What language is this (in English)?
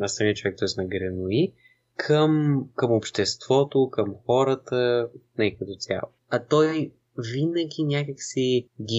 Bulgarian